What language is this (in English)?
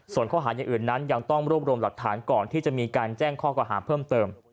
Thai